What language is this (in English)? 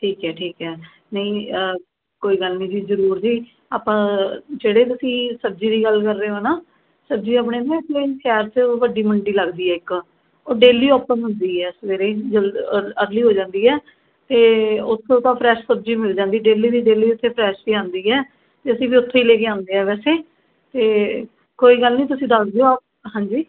Punjabi